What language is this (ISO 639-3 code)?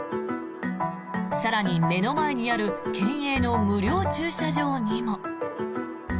jpn